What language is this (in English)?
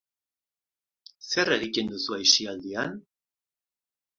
Basque